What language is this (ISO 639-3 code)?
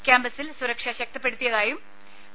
mal